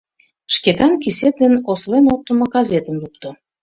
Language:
Mari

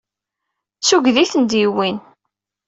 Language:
Kabyle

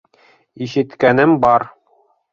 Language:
Bashkir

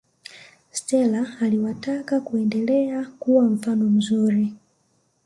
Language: Swahili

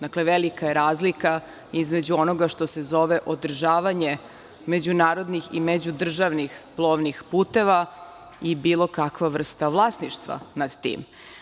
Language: Serbian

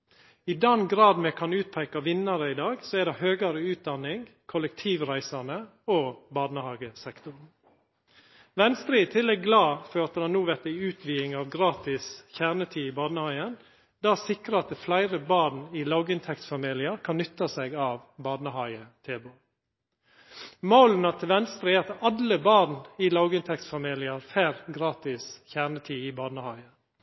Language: Norwegian Nynorsk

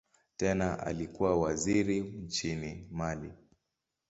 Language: Swahili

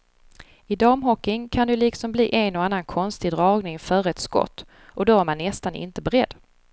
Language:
Swedish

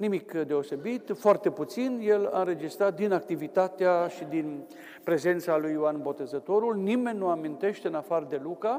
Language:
Romanian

